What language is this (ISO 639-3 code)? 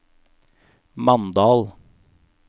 nor